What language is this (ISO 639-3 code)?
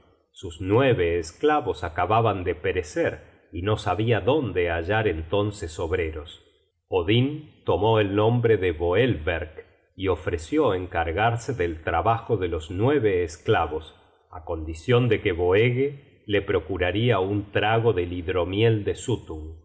spa